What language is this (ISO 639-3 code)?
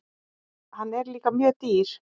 isl